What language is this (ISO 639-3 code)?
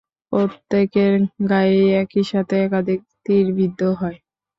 ben